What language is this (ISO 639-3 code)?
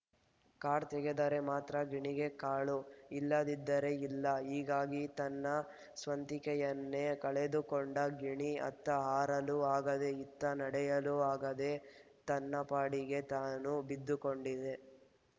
kan